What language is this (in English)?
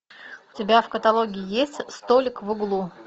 Russian